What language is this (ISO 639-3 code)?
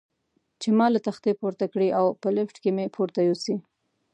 pus